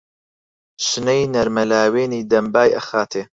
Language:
Central Kurdish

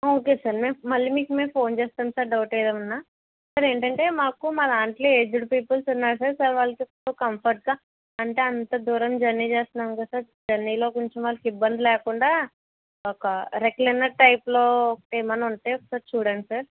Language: Telugu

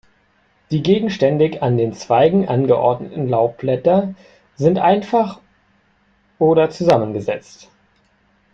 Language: German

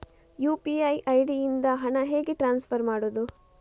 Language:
Kannada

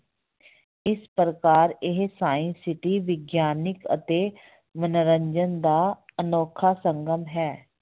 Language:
Punjabi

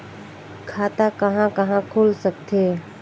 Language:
Chhattisgarhi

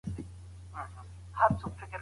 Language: Pashto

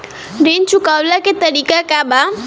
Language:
Bhojpuri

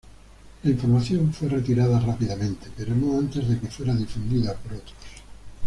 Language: Spanish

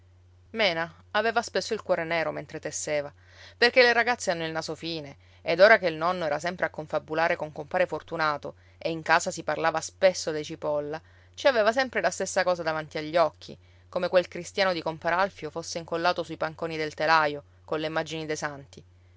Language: Italian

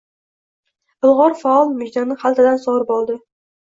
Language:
Uzbek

